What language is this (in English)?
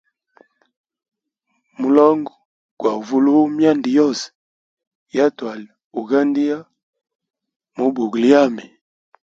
Hemba